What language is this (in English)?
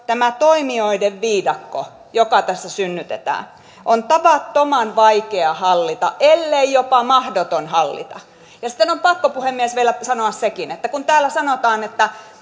Finnish